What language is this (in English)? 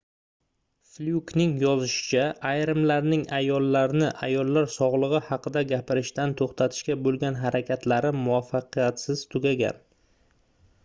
Uzbek